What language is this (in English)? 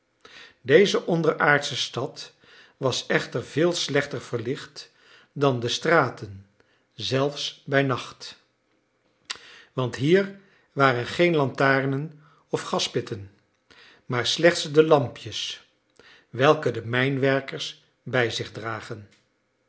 Dutch